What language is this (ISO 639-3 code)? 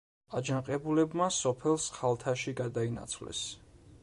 kat